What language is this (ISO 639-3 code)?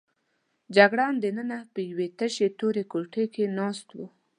pus